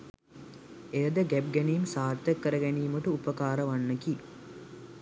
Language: Sinhala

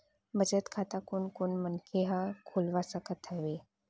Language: Chhattisgarhi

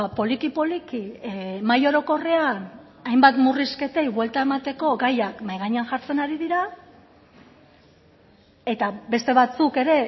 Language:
Basque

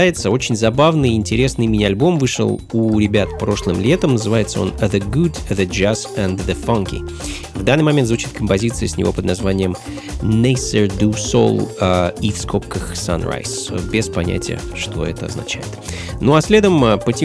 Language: Russian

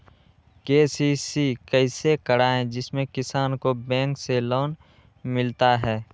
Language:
Magahi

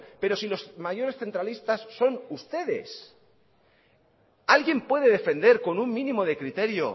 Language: Spanish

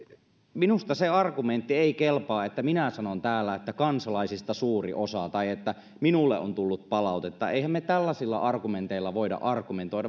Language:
Finnish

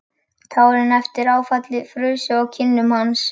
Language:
Icelandic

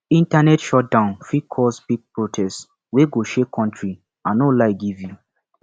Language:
Nigerian Pidgin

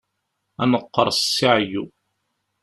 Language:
Kabyle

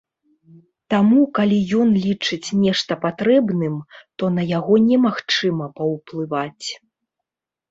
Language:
Belarusian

